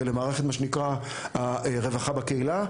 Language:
Hebrew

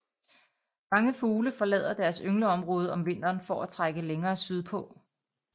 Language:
Danish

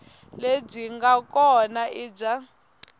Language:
Tsonga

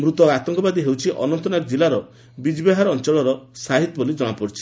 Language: Odia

